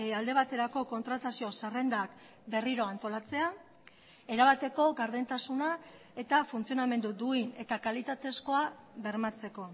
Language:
Basque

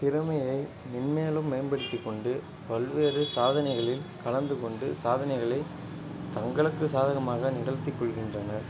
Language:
Tamil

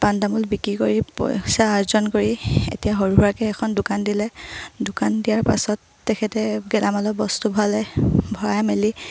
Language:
Assamese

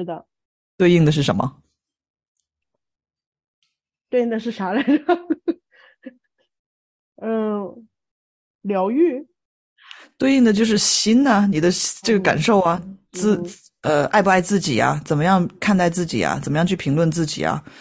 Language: Chinese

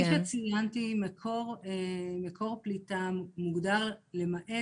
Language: Hebrew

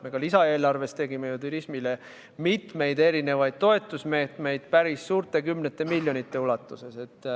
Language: Estonian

